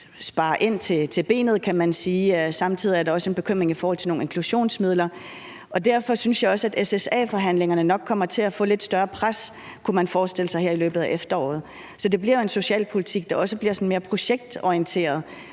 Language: Danish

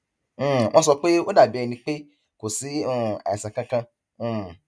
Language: Yoruba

